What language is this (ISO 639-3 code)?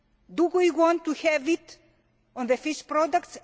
eng